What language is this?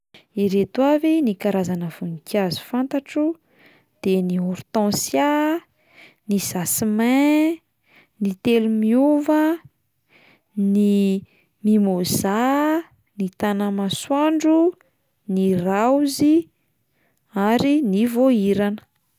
Malagasy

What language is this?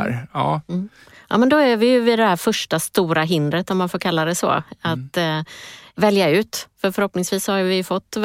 Swedish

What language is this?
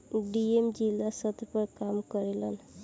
Bhojpuri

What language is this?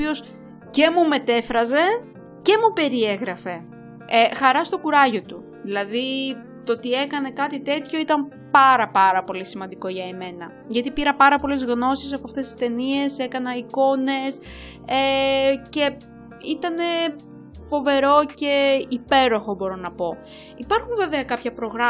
Greek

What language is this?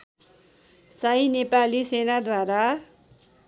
Nepali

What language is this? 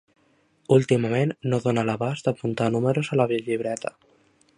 Catalan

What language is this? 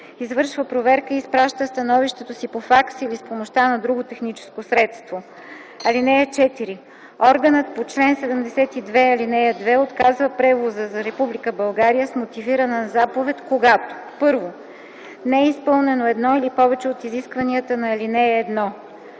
Bulgarian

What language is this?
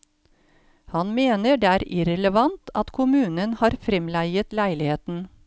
Norwegian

